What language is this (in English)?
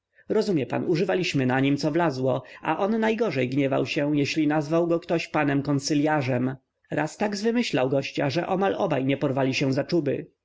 Polish